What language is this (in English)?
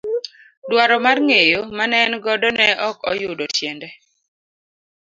Luo (Kenya and Tanzania)